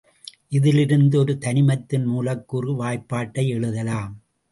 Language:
Tamil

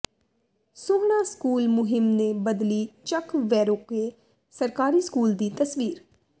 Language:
Punjabi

